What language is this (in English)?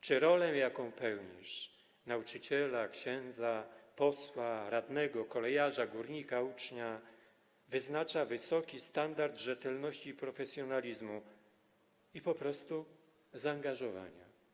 Polish